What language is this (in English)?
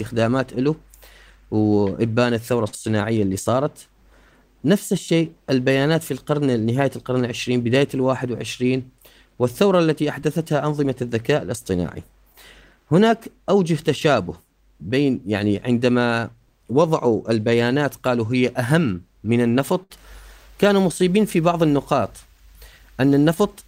Arabic